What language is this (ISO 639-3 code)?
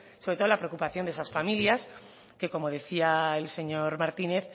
spa